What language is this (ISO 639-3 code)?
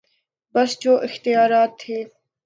urd